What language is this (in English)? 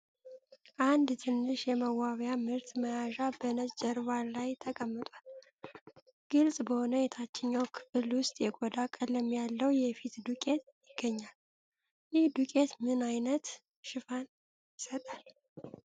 Amharic